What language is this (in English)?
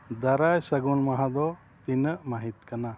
Santali